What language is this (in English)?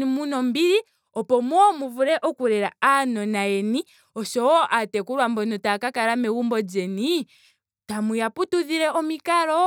Ndonga